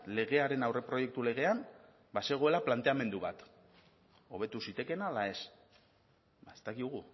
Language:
Basque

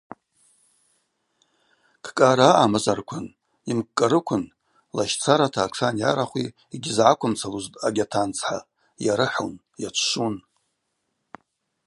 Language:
Abaza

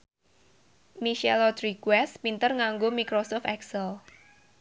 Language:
Javanese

